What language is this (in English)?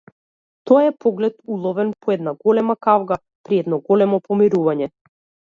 Macedonian